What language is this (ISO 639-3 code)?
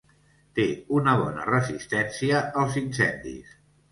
cat